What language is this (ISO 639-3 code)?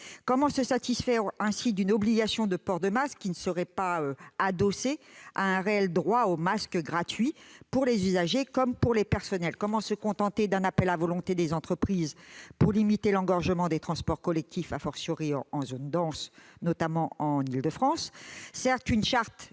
fra